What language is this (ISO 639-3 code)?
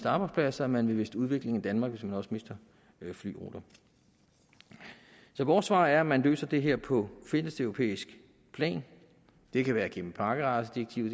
dan